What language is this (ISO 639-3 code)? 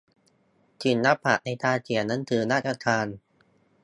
tha